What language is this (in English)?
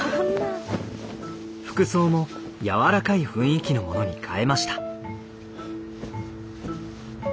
Japanese